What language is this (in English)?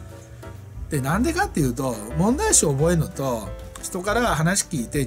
Japanese